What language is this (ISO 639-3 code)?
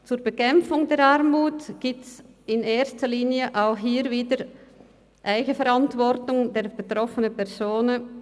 gsw